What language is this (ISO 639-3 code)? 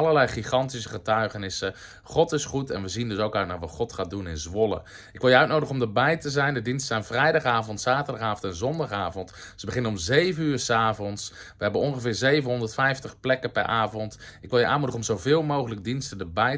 nld